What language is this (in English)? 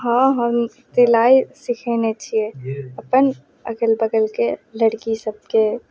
Maithili